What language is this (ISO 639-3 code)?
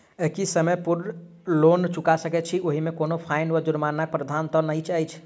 mai